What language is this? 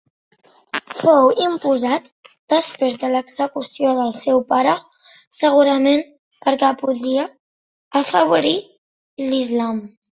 Catalan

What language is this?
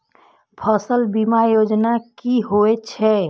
Maithili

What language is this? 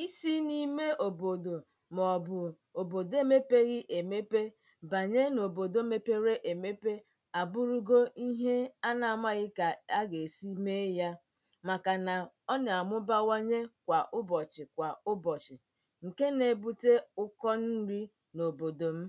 Igbo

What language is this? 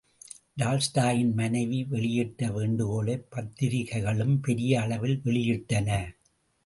Tamil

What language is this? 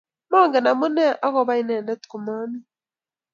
Kalenjin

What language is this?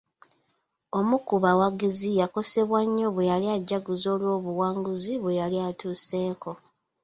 Ganda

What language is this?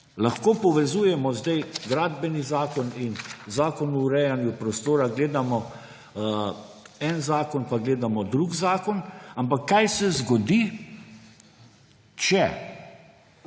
Slovenian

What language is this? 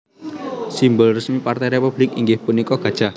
Javanese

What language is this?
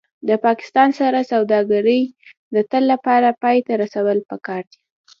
Pashto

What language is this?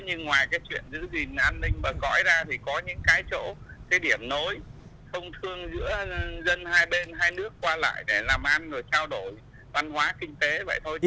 Vietnamese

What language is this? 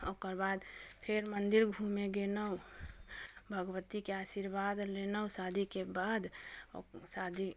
Maithili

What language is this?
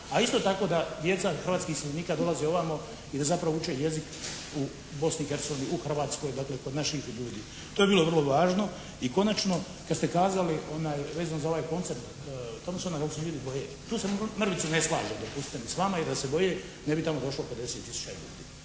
Croatian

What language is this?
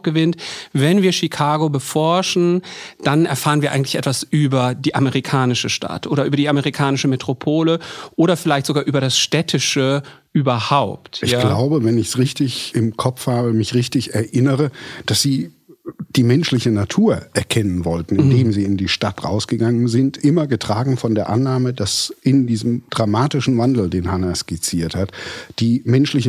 German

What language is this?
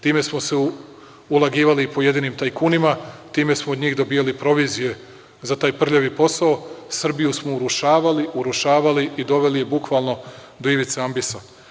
Serbian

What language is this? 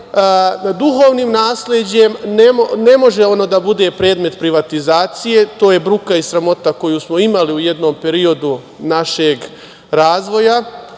Serbian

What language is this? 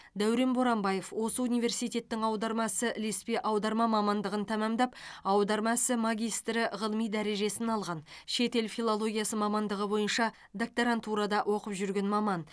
Kazakh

